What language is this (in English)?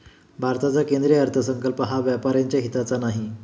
Marathi